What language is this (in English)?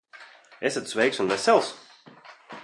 Latvian